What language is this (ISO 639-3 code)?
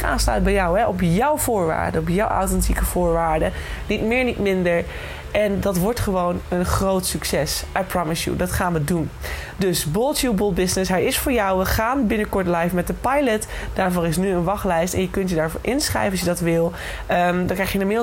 nld